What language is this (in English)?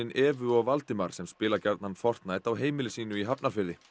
Icelandic